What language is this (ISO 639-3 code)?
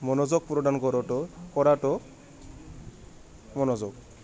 asm